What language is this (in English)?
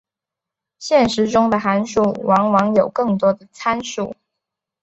Chinese